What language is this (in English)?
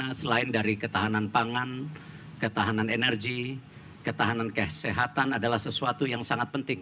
Indonesian